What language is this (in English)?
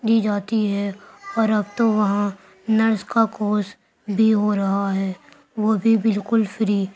Urdu